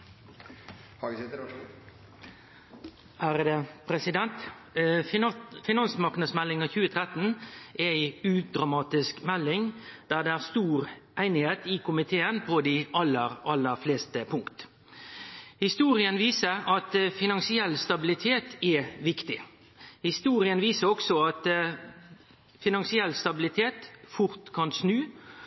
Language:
Norwegian Nynorsk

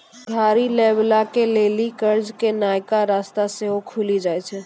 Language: Maithili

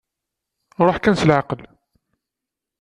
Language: Kabyle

